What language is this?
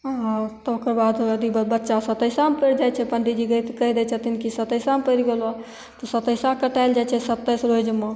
Maithili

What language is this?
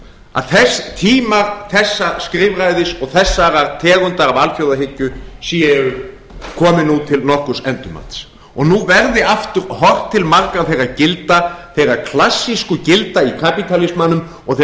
Icelandic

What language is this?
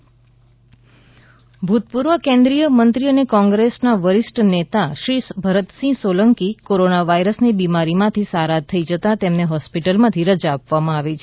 Gujarati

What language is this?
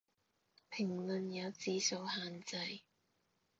Cantonese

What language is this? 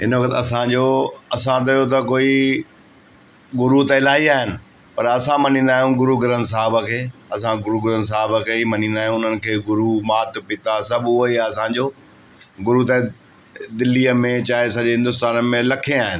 Sindhi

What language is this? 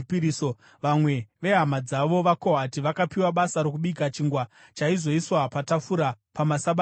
Shona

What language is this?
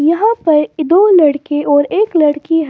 Hindi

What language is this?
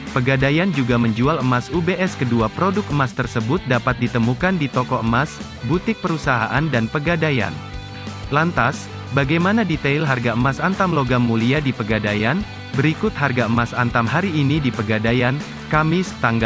Indonesian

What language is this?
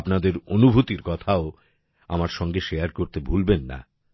Bangla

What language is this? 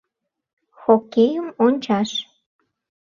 Mari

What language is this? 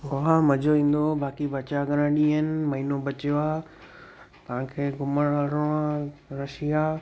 Sindhi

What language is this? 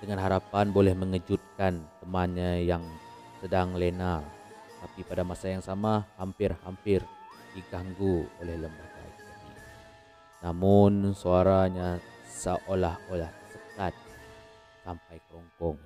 Malay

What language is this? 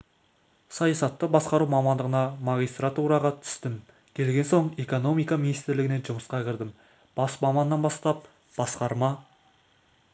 Kazakh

